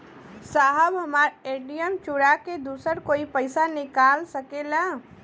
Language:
Bhojpuri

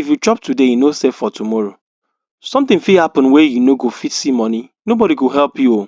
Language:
Nigerian Pidgin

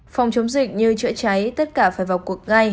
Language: Vietnamese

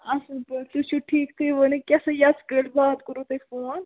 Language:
Kashmiri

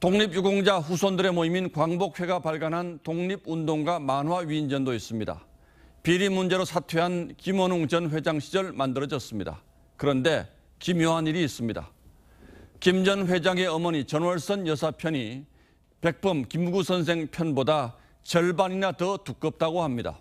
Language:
Korean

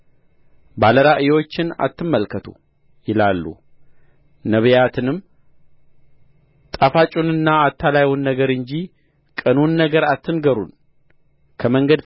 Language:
Amharic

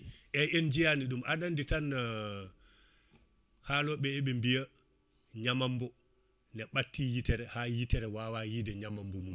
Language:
Fula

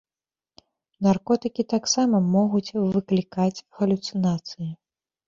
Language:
Belarusian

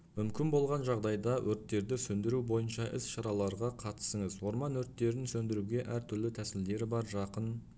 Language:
Kazakh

